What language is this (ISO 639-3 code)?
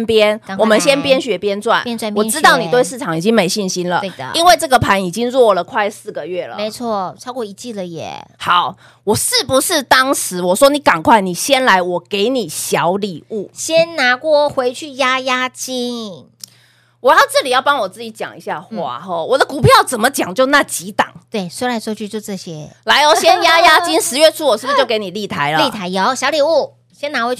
zho